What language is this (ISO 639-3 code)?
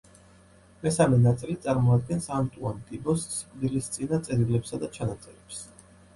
kat